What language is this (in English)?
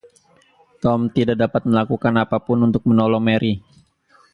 Indonesian